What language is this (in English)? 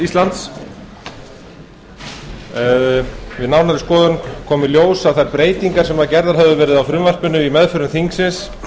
Icelandic